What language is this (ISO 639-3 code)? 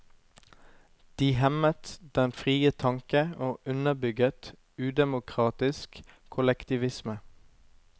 nor